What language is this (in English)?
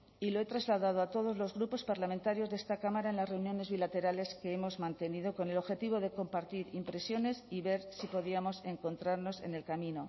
Spanish